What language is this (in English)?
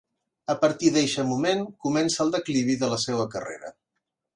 Catalan